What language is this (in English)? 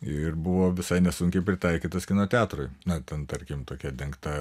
Lithuanian